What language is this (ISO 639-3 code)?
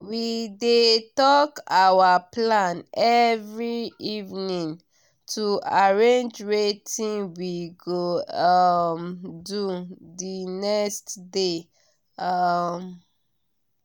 pcm